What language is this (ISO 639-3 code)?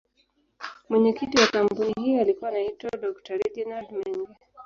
swa